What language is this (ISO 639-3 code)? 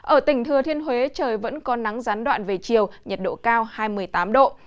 vie